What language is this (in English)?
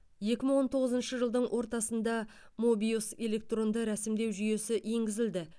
Kazakh